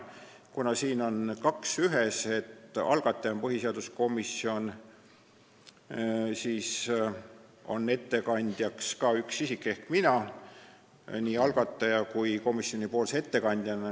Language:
Estonian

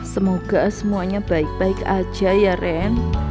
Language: Indonesian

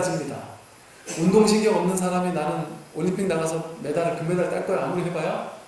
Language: Korean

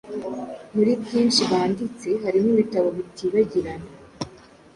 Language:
Kinyarwanda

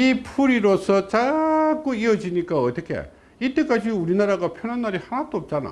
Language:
Korean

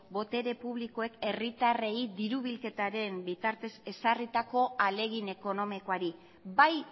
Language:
Basque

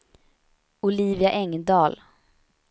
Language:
Swedish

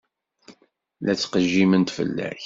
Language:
Kabyle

